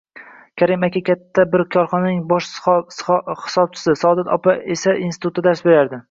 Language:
Uzbek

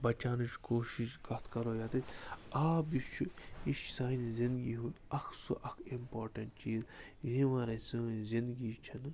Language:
Kashmiri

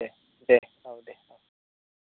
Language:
Bodo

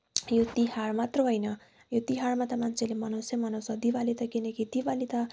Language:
Nepali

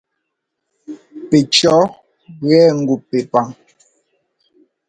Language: Ngomba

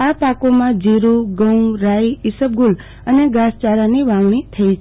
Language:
Gujarati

